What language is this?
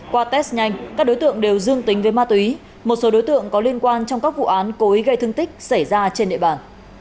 Vietnamese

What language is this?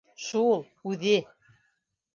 Bashkir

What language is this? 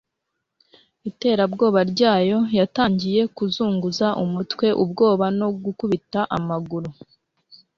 Kinyarwanda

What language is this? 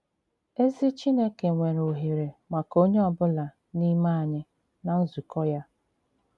Igbo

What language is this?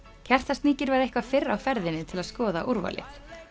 Icelandic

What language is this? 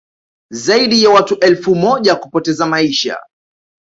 Swahili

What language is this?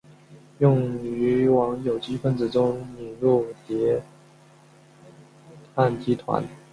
Chinese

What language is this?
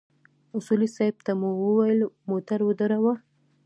Pashto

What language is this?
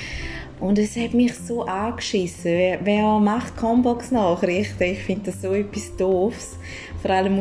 German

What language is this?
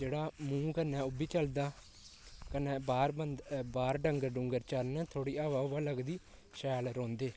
Dogri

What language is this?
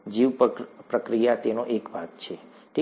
Gujarati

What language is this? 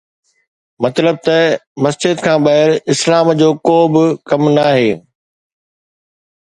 Sindhi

